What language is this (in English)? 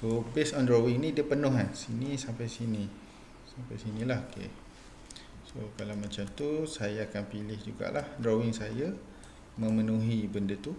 Malay